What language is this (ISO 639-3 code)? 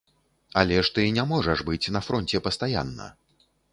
bel